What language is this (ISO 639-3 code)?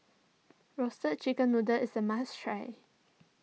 eng